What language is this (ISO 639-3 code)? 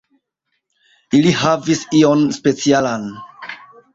epo